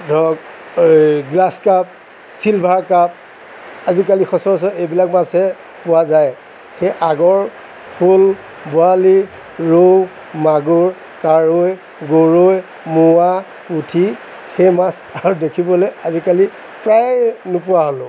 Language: Assamese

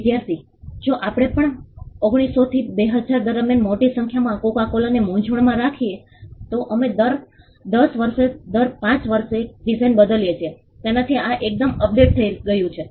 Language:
Gujarati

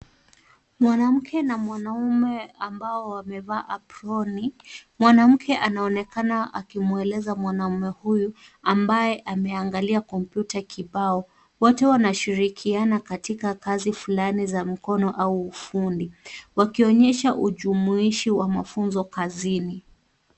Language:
Swahili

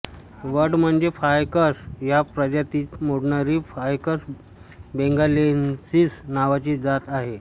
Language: Marathi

